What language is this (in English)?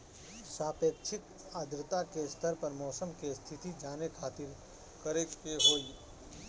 Bhojpuri